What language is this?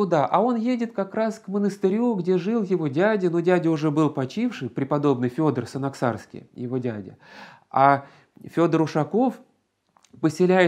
Russian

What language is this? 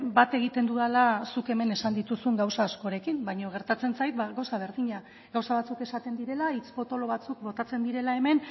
Basque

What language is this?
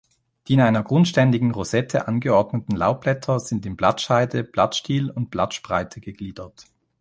German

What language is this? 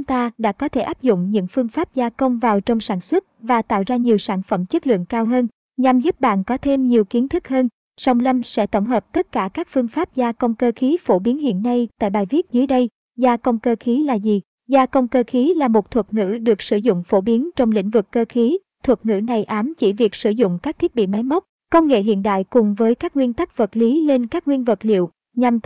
Vietnamese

